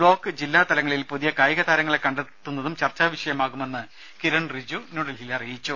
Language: Malayalam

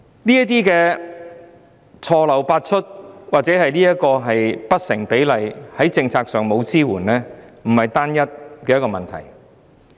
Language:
Cantonese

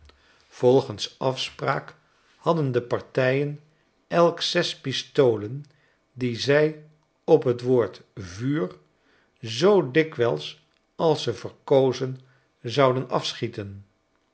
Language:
Dutch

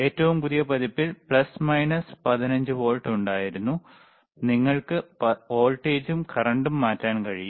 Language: Malayalam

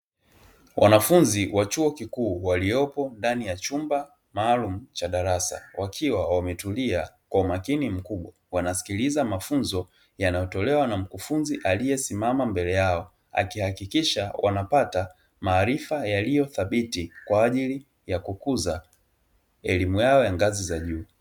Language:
Swahili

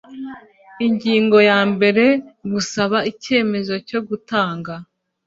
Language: Kinyarwanda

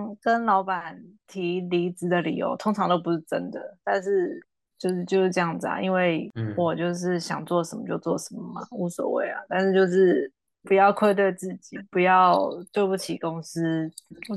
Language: Chinese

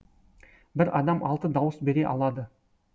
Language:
Kazakh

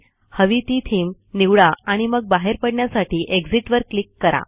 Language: Marathi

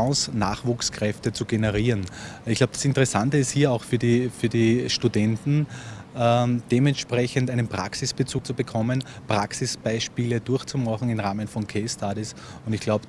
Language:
German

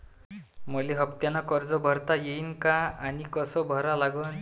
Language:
Marathi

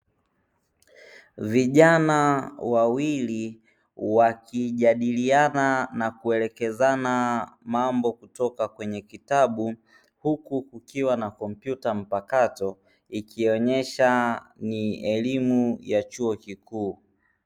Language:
Swahili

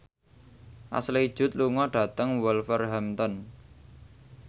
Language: Javanese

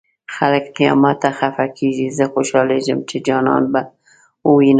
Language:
Pashto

